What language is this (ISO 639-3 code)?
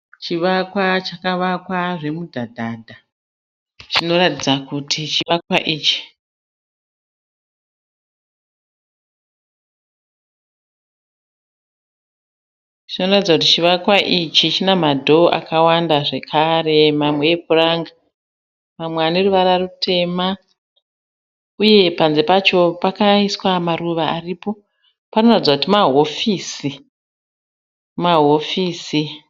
sna